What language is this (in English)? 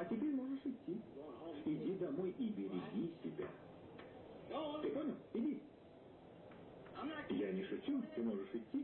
Russian